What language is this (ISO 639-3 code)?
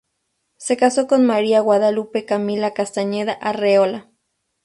spa